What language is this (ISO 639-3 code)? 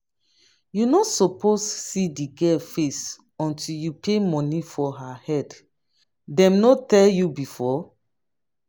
pcm